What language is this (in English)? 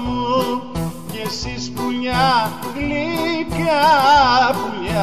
Greek